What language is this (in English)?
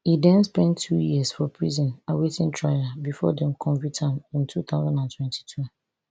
Nigerian Pidgin